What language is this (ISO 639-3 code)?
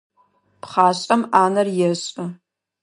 ady